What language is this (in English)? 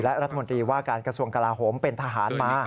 Thai